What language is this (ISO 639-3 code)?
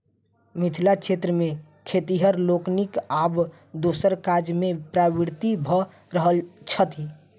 mai